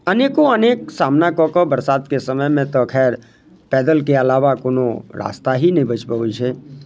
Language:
Maithili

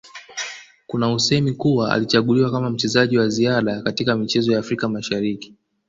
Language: Swahili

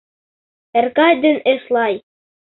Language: Mari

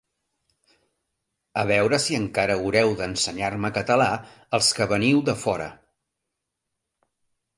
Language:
Catalan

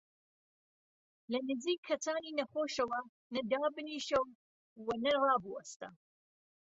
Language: Central Kurdish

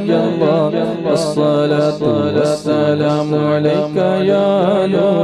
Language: Arabic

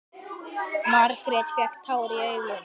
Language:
Icelandic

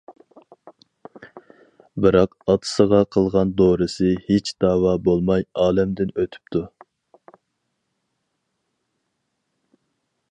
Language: Uyghur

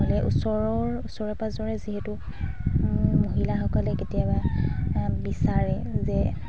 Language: Assamese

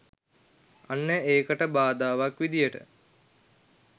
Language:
Sinhala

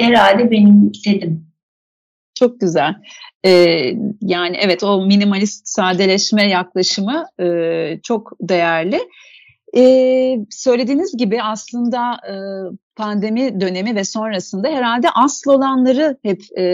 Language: Turkish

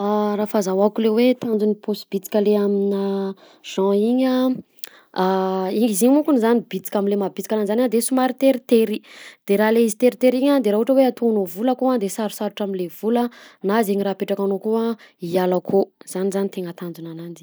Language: Southern Betsimisaraka Malagasy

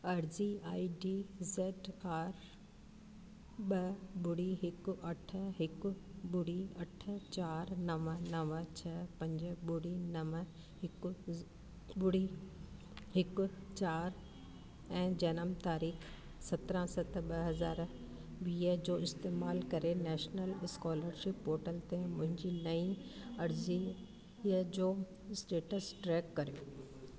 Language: Sindhi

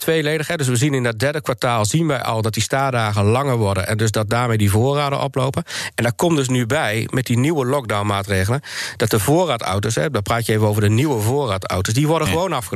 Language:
Dutch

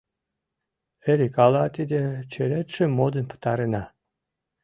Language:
Mari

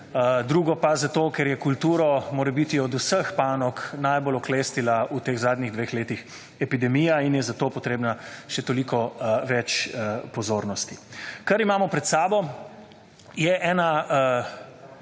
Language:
Slovenian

